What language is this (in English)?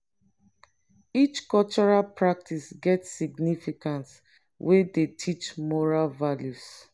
Nigerian Pidgin